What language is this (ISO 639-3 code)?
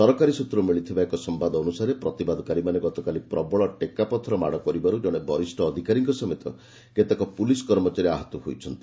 ori